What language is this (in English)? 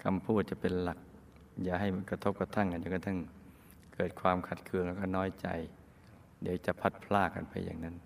Thai